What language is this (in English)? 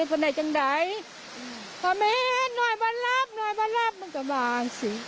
Thai